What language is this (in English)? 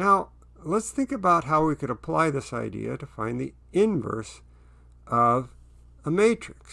English